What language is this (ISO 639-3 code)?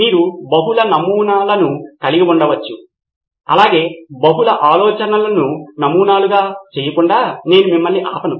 tel